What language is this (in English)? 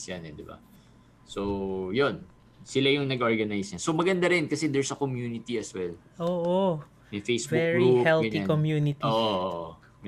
Filipino